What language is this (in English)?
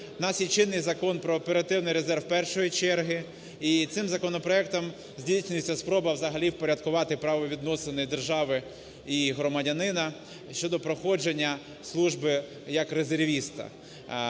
Ukrainian